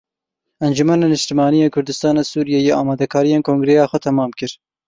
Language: Kurdish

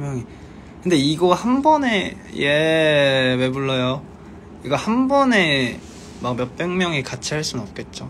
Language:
Korean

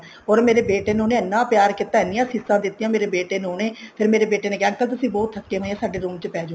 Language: Punjabi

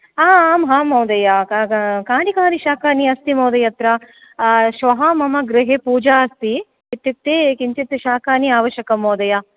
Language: Sanskrit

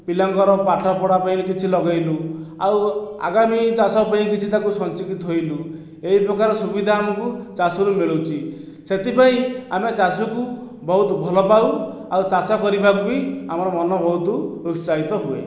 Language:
Odia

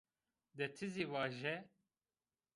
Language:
Zaza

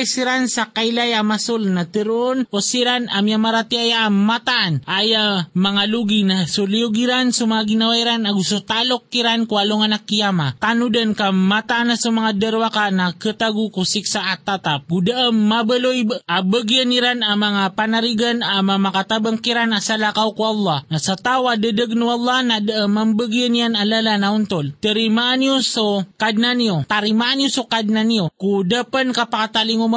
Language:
Filipino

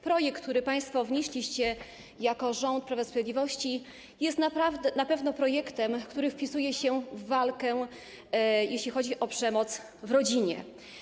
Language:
Polish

